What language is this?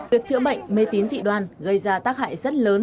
Vietnamese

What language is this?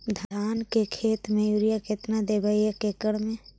Magahi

